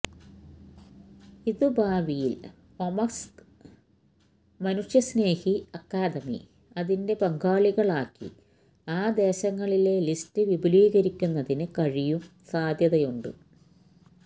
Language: Malayalam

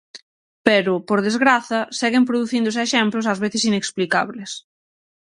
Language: Galician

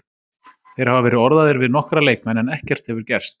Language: Icelandic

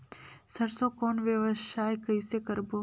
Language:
Chhattisgarhi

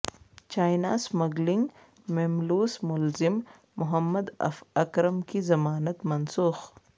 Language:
Urdu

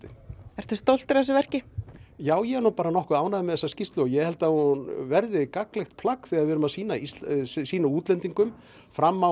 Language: Icelandic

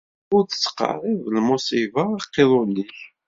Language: Kabyle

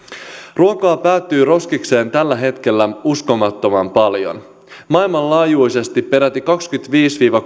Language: Finnish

